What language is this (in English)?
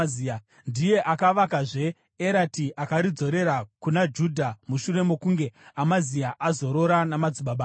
Shona